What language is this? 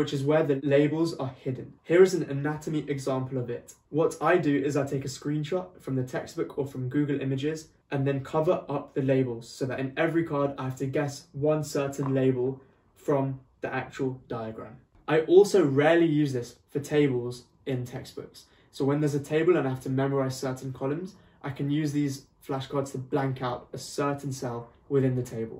English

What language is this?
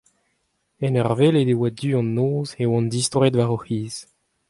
Breton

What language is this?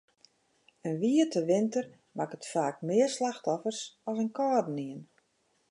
Western Frisian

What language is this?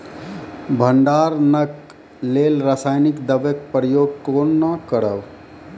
Maithili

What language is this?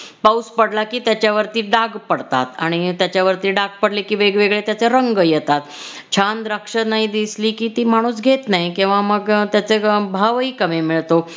Marathi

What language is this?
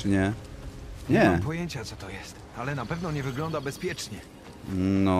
Polish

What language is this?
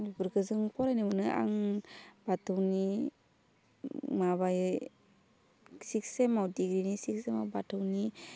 Bodo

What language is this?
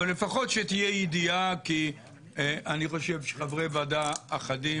Hebrew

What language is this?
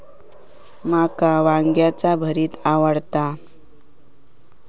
Marathi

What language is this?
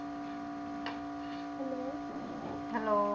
Punjabi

